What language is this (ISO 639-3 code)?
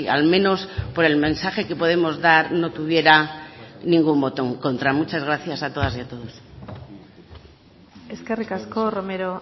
spa